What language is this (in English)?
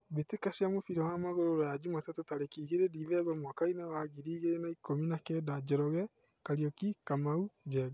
Kikuyu